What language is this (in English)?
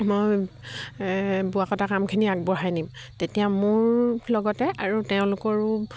Assamese